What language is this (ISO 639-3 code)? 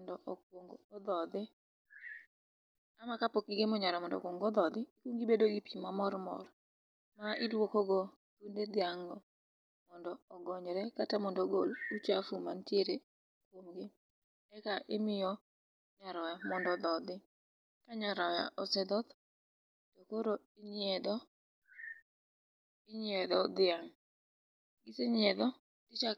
luo